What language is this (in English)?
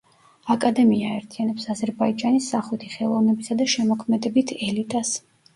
Georgian